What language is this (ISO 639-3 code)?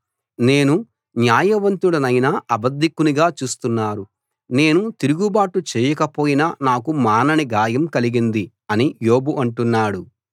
tel